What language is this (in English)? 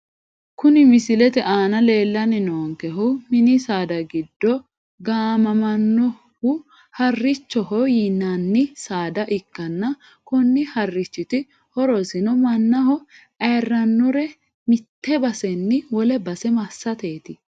Sidamo